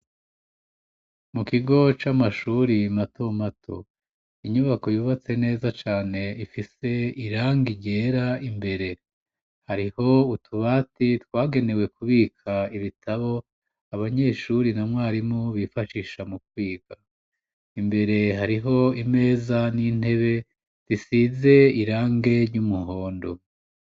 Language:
Rundi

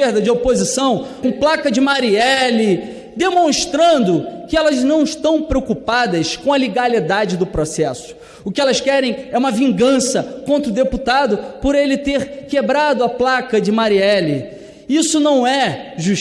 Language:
Portuguese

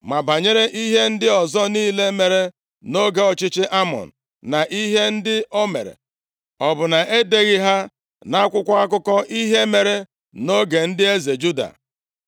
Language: Igbo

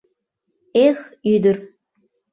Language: Mari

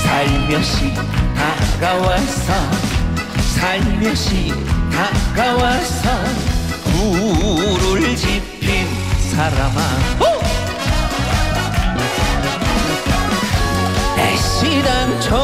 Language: Korean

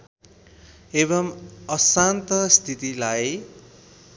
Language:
Nepali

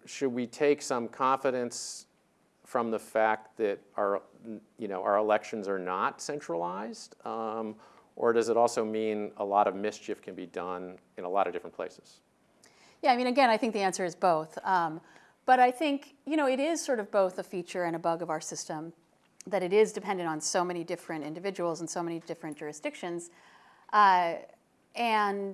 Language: English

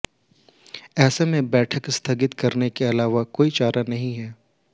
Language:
Hindi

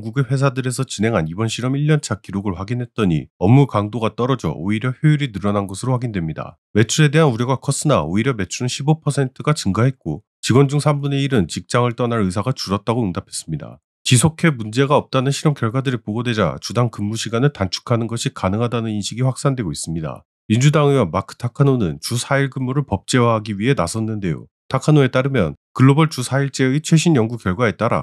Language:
Korean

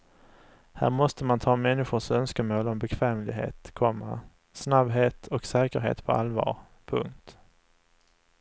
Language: Swedish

